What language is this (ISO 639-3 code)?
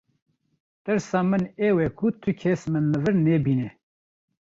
kur